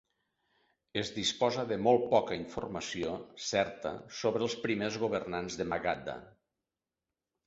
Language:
Catalan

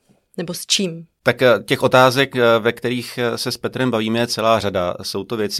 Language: Czech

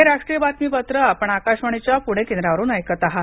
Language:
Marathi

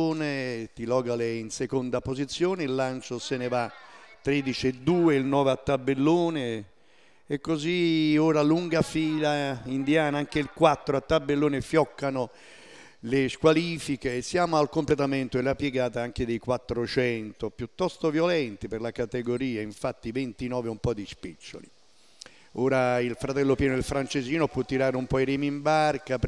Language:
Italian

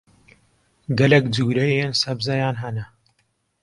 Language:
Kurdish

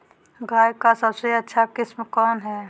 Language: Magahi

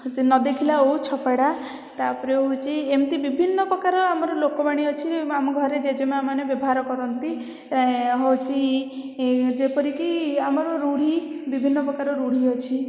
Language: Odia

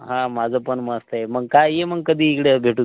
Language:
Marathi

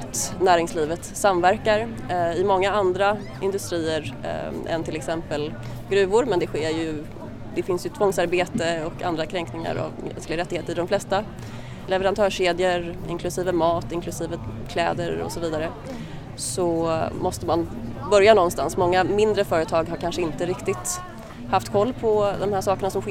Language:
Swedish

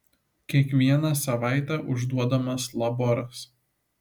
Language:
Lithuanian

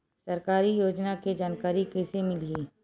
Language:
Chhattisgarhi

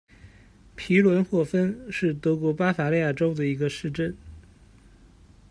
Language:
Chinese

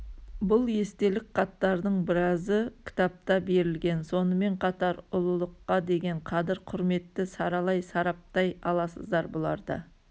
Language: Kazakh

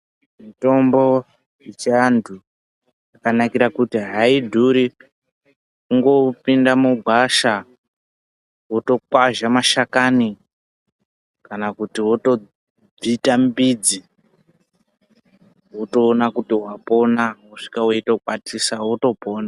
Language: Ndau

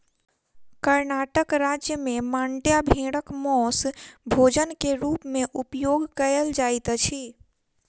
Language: Maithili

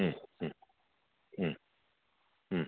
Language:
Bodo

